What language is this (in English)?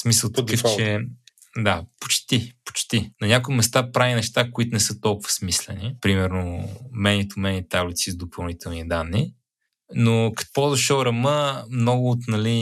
Bulgarian